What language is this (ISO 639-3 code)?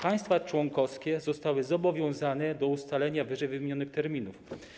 pol